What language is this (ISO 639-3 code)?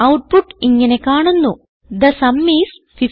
mal